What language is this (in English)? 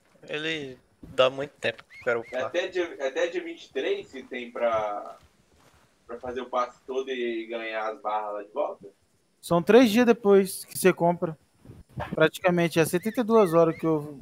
Portuguese